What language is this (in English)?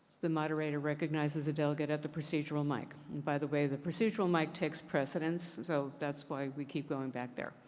English